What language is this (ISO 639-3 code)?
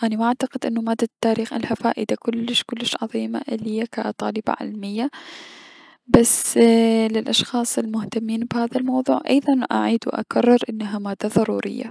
acm